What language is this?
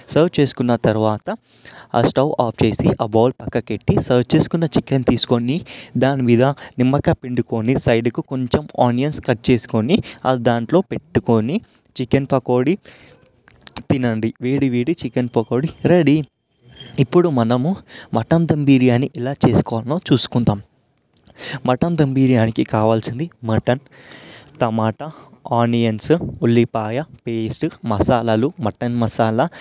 Telugu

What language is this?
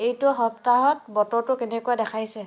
Assamese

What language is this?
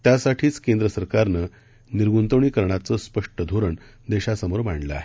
Marathi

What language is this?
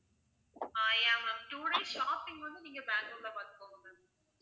Tamil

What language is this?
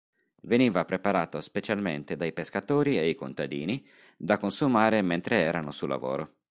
Italian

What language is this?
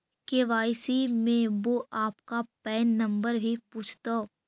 Magahi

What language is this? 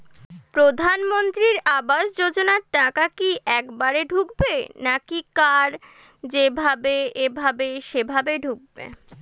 Bangla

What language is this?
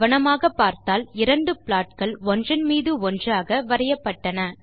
Tamil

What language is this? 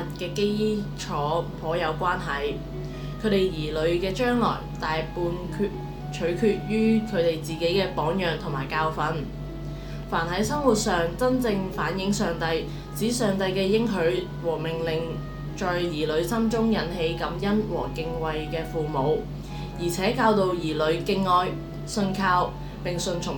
Chinese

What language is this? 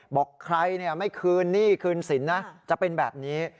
Thai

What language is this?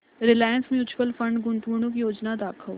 Marathi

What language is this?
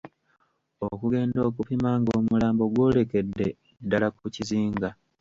Ganda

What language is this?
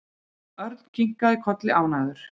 Icelandic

